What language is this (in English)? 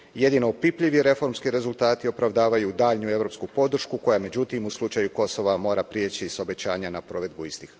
Croatian